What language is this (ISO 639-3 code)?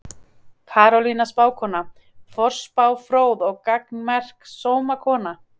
isl